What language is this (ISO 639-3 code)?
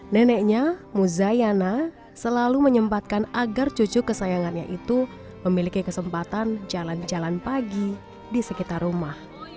ind